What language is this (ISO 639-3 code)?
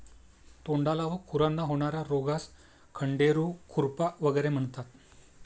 mar